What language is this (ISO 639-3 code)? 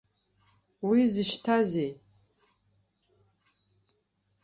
abk